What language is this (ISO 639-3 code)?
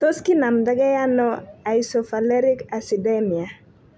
kln